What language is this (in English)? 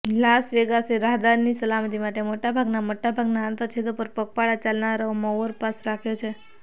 Gujarati